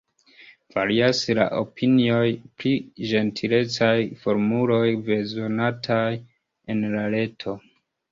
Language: Esperanto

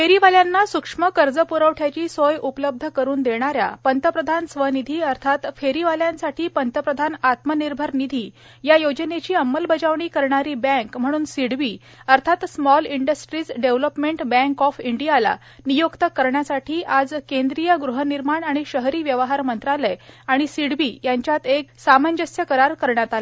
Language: Marathi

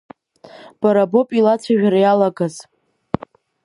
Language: Abkhazian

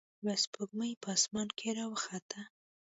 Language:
Pashto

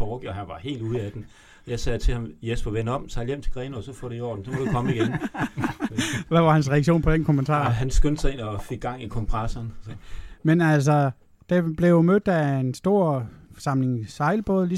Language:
Danish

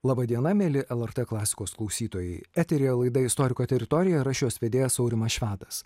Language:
Lithuanian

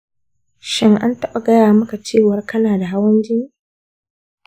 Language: Hausa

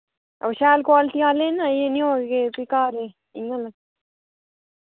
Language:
Dogri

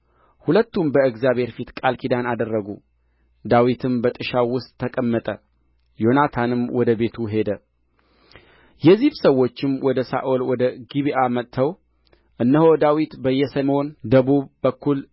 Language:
Amharic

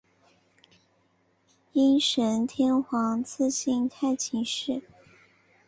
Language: Chinese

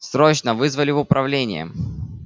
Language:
Russian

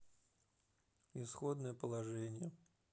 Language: Russian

